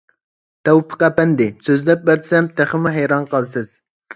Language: Uyghur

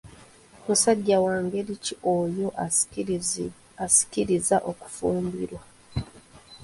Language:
Ganda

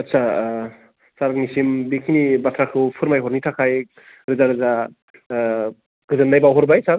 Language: Bodo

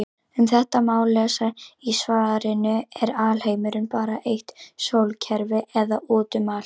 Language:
Icelandic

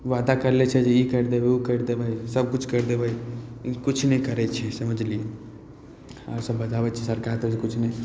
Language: Maithili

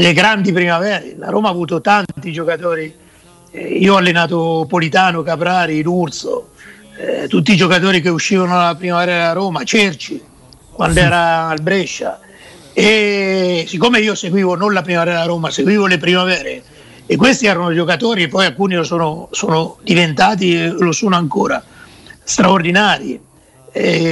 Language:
Italian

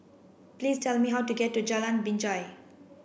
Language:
English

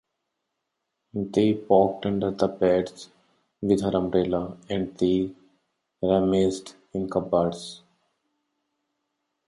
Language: English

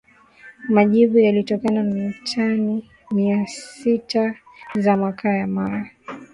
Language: Swahili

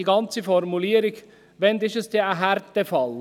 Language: Swiss German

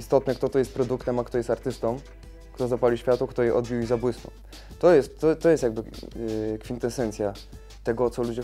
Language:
Polish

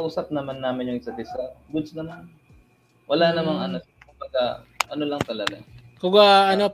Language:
Filipino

